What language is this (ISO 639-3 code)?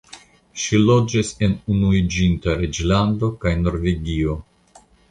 epo